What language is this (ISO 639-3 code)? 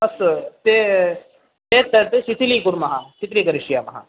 san